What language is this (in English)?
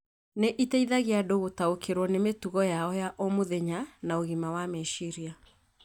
Kikuyu